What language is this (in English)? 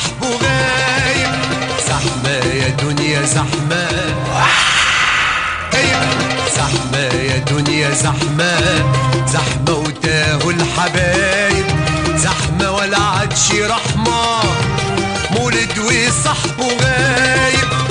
Arabic